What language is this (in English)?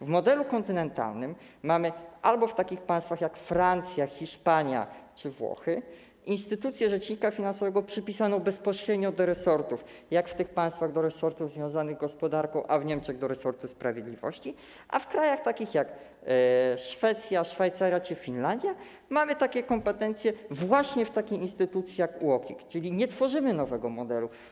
Polish